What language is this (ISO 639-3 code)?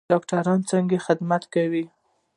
pus